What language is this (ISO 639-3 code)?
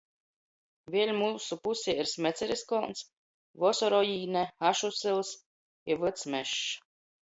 ltg